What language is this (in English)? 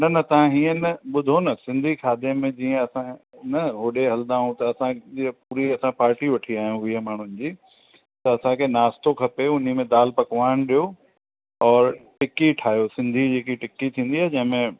Sindhi